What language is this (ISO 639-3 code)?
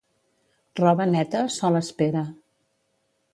cat